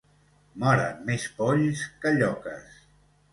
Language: Catalan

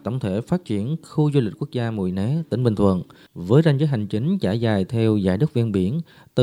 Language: Vietnamese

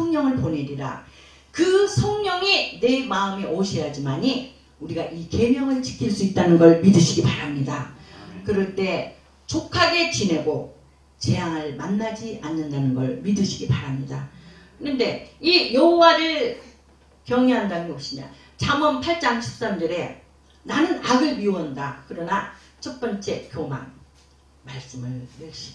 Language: Korean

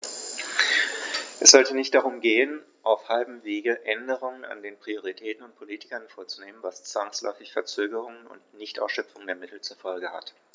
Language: German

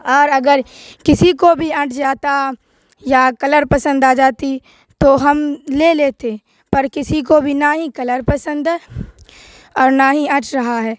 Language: Urdu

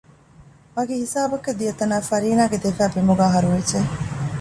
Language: Divehi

